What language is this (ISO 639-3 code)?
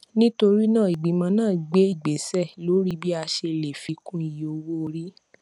yor